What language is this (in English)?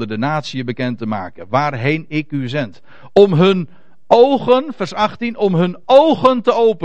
Dutch